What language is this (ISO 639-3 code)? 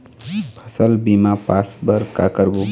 hne